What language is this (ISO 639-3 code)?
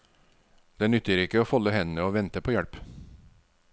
nor